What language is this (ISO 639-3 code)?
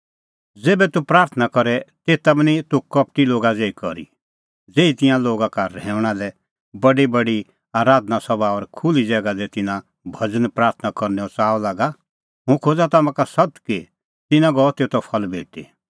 kfx